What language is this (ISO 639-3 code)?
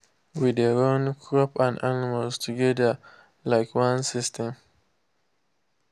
pcm